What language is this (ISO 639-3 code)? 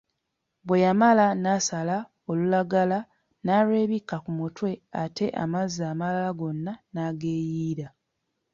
lug